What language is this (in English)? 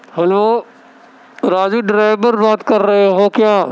Urdu